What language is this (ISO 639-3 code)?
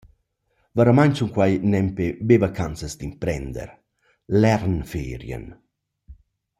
roh